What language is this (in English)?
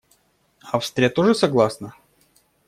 Russian